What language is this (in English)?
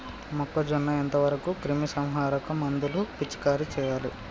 Telugu